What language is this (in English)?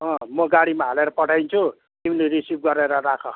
Nepali